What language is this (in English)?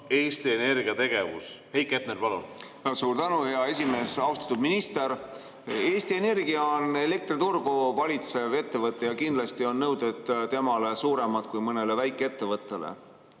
Estonian